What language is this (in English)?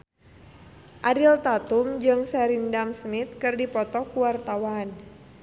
Sundanese